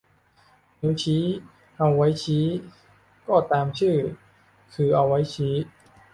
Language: Thai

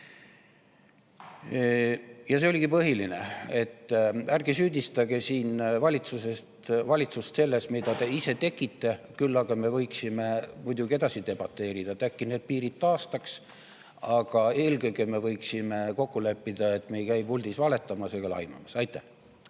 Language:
Estonian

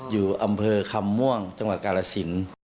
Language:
Thai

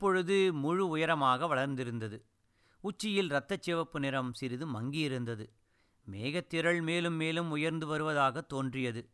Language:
Tamil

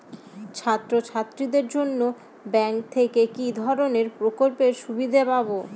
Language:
Bangla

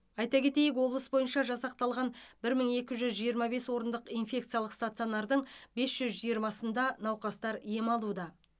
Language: Kazakh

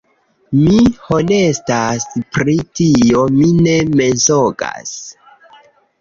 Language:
Esperanto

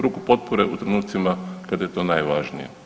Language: Croatian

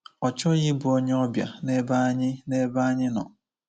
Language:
Igbo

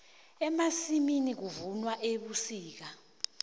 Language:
South Ndebele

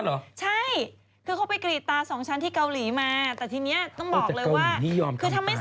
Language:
Thai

